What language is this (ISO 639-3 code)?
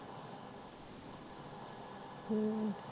pan